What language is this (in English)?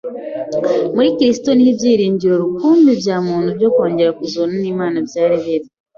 Kinyarwanda